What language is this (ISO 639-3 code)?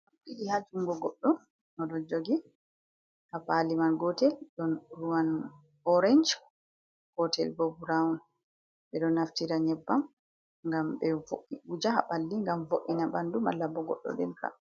ful